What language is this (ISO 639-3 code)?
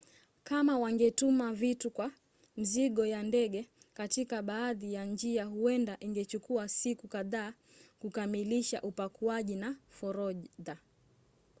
swa